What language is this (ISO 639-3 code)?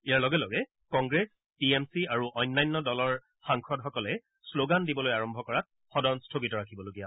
asm